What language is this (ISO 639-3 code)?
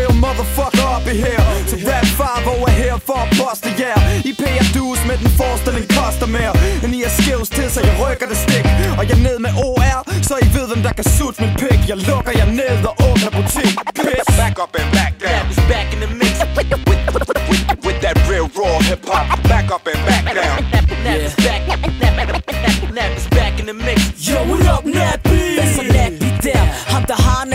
dan